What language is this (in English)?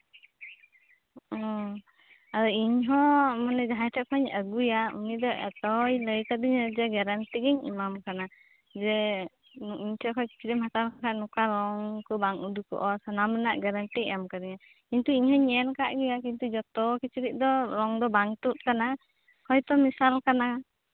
Santali